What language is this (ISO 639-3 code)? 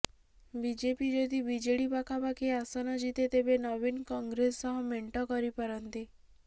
ori